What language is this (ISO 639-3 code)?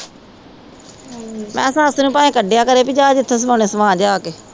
pan